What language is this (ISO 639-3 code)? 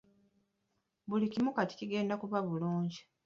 lug